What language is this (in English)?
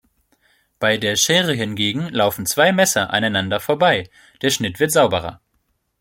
German